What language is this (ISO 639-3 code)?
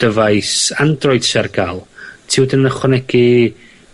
cym